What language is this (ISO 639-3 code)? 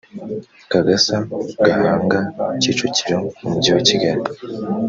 kin